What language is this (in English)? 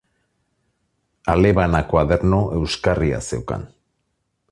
Basque